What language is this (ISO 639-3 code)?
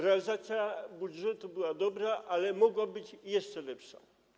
pol